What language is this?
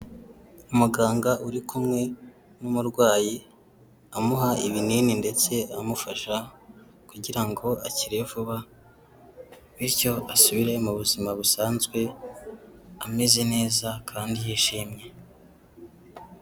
Kinyarwanda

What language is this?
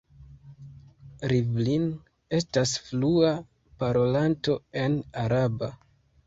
Esperanto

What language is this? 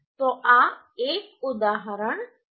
Gujarati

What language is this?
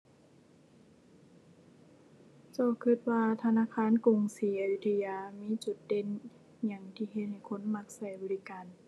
Thai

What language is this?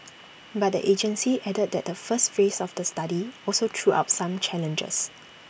English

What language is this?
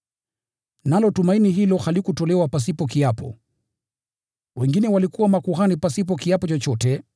Swahili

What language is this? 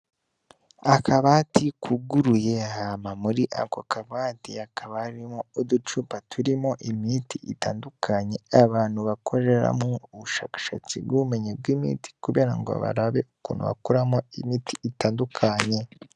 Rundi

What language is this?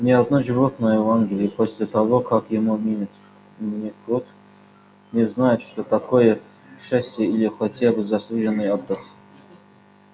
Russian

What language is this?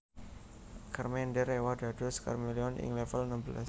Javanese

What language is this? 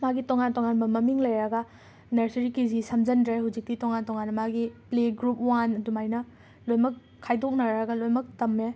Manipuri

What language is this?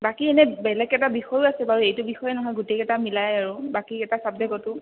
Assamese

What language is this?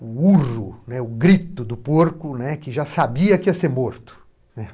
Portuguese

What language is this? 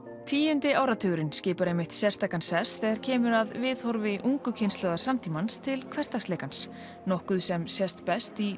Icelandic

